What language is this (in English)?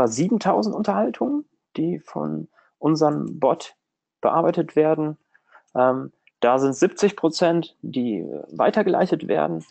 German